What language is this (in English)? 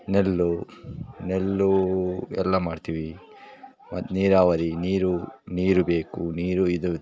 Kannada